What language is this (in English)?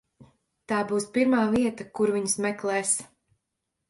Latvian